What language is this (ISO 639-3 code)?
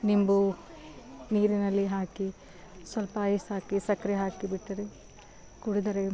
kan